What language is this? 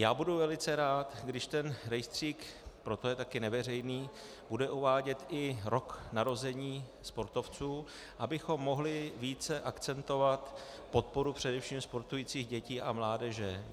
Czech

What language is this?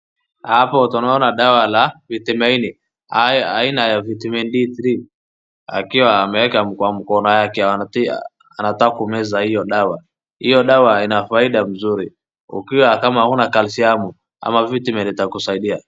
Swahili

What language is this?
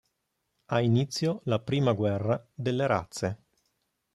Italian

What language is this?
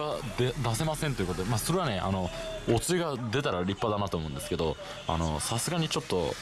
Japanese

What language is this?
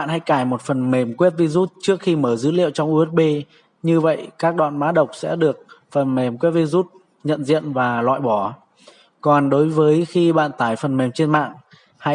Vietnamese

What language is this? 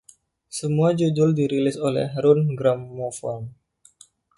Indonesian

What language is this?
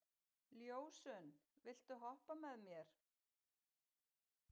Icelandic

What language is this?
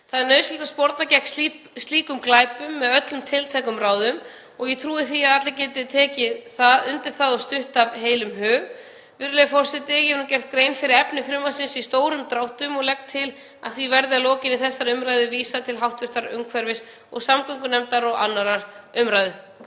Icelandic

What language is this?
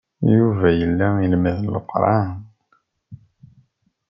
Kabyle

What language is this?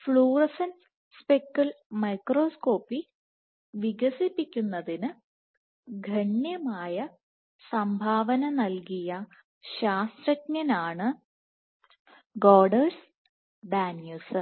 Malayalam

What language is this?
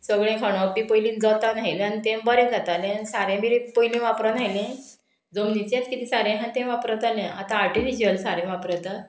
Konkani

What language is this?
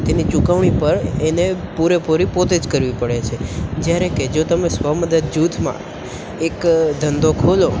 Gujarati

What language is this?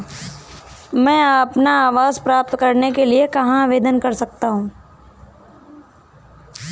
Hindi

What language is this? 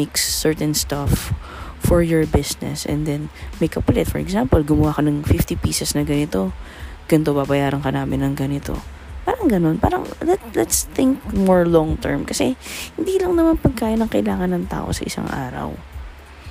Filipino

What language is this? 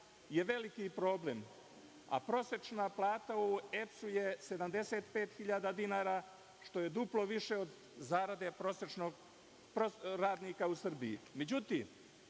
Serbian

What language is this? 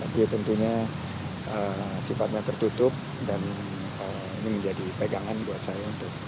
Indonesian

